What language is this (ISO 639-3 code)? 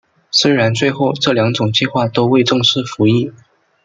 zho